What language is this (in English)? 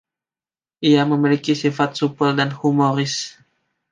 Indonesian